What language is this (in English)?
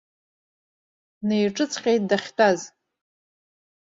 Abkhazian